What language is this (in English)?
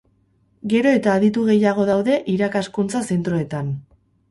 Basque